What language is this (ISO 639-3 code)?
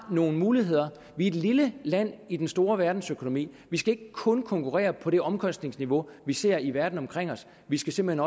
dan